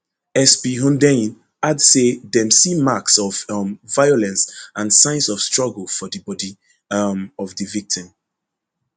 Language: Nigerian Pidgin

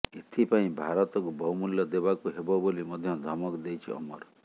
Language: Odia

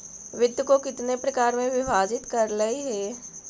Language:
Magahi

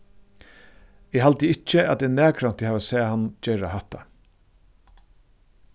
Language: Faroese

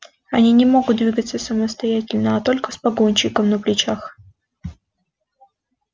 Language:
Russian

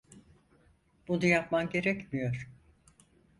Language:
Turkish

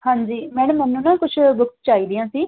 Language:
Punjabi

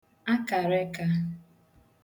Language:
Igbo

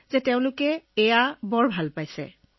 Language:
Assamese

